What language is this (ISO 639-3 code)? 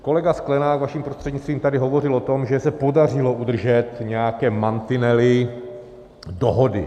ces